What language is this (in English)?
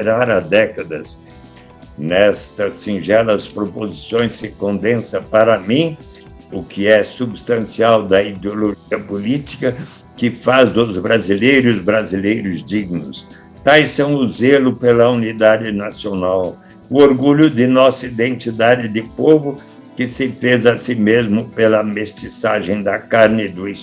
Portuguese